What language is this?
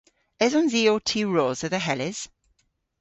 Cornish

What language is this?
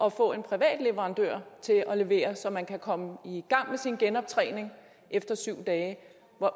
Danish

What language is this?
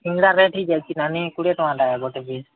Odia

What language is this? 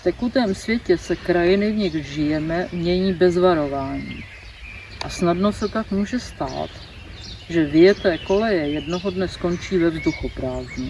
Czech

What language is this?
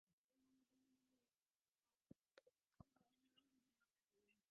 Divehi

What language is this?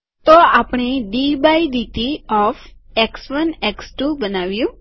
Gujarati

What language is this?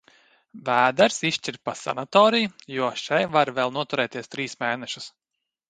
Latvian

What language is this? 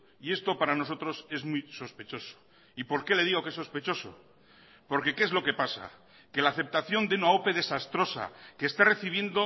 Spanish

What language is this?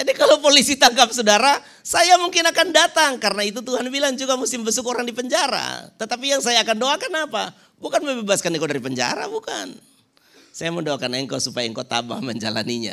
Indonesian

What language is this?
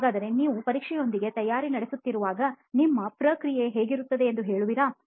Kannada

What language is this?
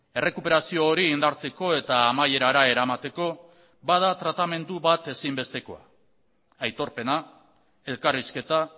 Basque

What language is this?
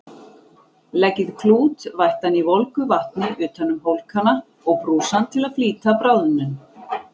Icelandic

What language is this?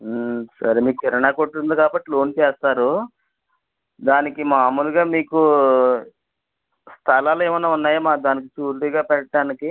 Telugu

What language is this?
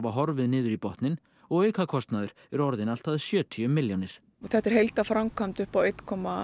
Icelandic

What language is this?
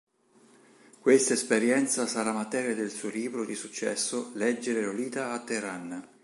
Italian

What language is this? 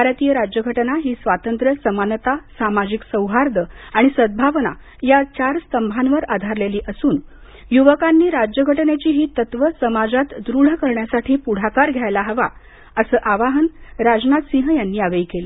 Marathi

